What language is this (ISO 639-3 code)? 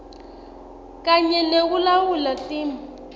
ssw